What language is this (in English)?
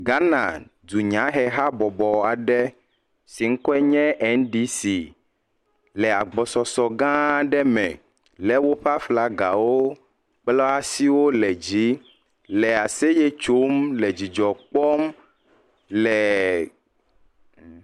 Ewe